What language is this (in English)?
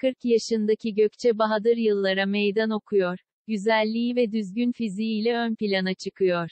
Turkish